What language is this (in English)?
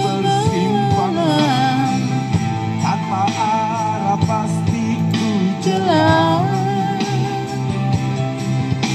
Indonesian